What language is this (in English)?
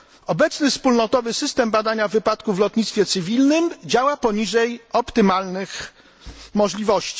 Polish